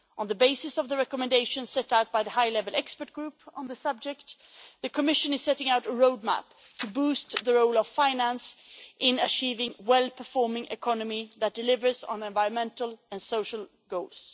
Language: English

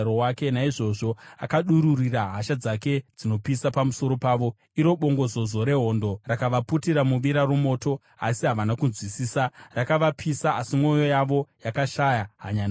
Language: Shona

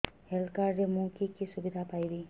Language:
Odia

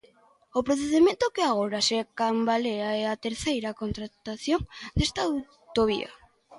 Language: Galician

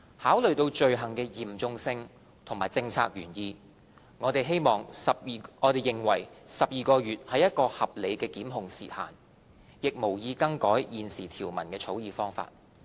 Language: Cantonese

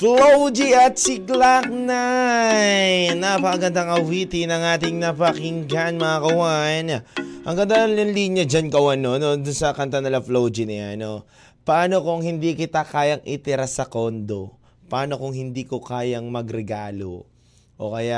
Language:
Filipino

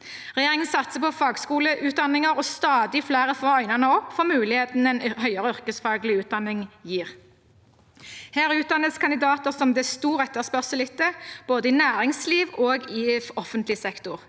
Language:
Norwegian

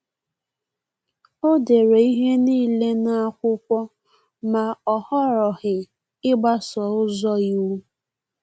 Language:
Igbo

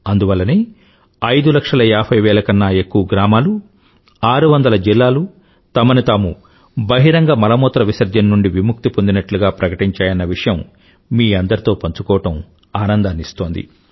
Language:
Telugu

